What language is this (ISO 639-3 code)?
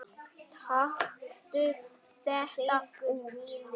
isl